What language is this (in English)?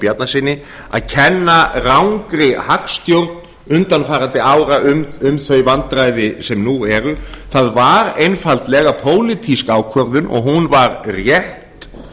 Icelandic